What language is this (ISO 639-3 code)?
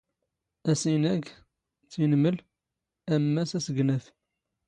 zgh